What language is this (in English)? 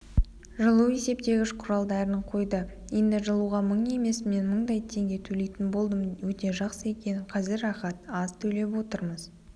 Kazakh